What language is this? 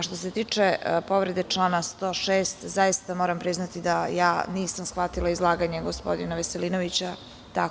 Serbian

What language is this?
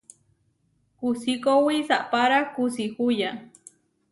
Huarijio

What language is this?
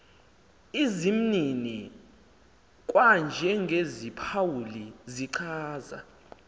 Xhosa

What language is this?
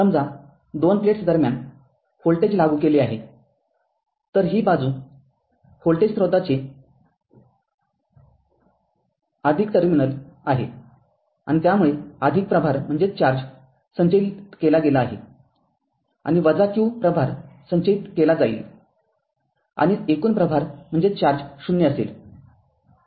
Marathi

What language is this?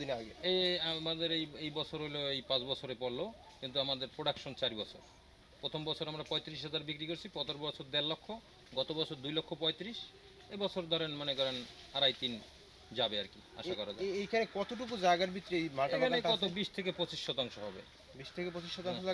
Bangla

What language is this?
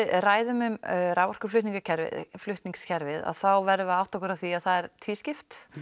Icelandic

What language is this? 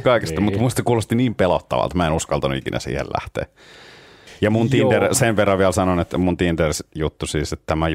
Finnish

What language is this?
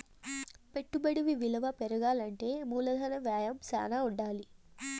Telugu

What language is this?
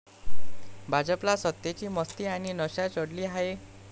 Marathi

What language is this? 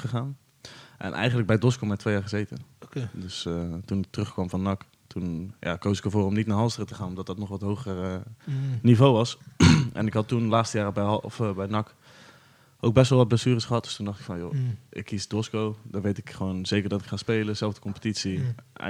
Dutch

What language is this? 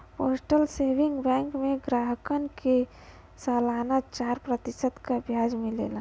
Bhojpuri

